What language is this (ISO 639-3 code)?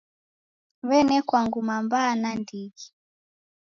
dav